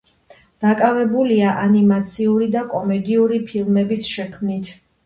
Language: Georgian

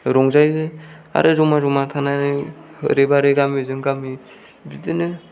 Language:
Bodo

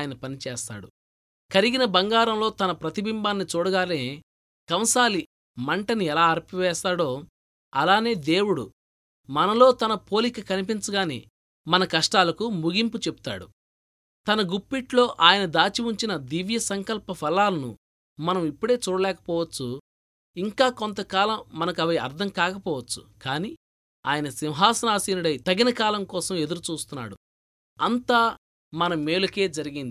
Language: Telugu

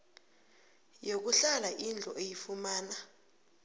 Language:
South Ndebele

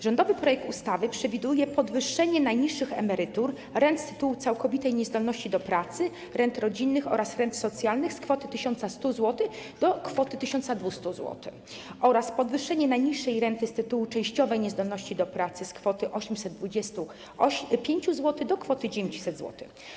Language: Polish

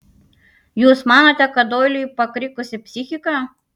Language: Lithuanian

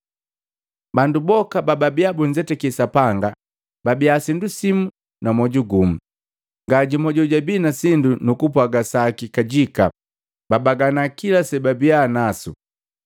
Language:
Matengo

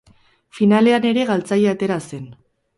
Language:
Basque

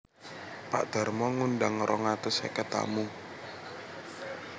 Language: Javanese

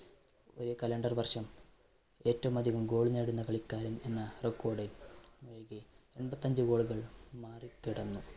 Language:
Malayalam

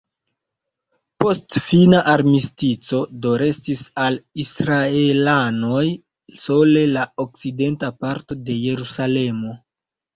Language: Esperanto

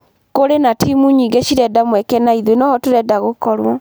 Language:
Kikuyu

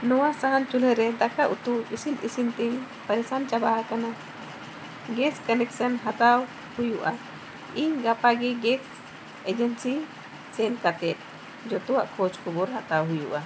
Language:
Santali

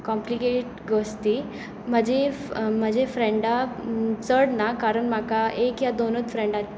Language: Konkani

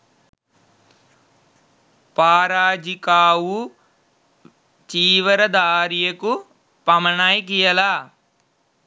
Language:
Sinhala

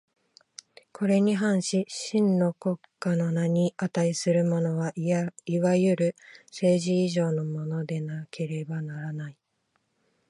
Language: Japanese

